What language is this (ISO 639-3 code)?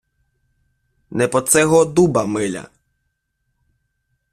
ukr